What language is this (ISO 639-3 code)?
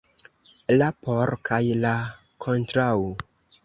epo